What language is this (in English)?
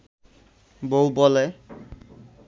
Bangla